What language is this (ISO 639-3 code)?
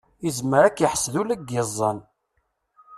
kab